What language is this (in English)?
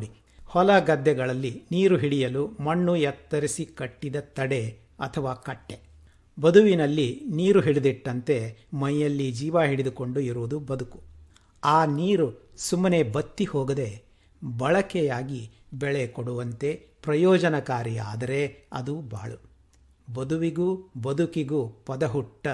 Kannada